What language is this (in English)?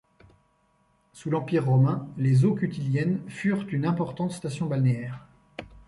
French